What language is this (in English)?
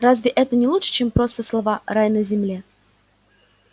Russian